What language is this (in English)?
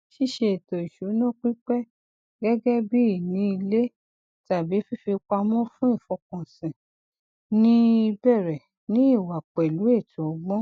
Yoruba